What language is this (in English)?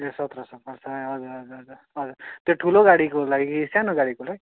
Nepali